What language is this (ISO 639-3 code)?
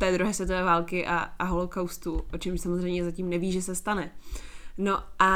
ces